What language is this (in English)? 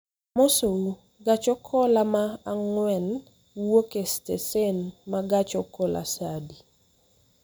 Luo (Kenya and Tanzania)